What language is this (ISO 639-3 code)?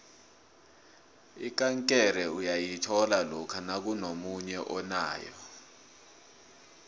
nbl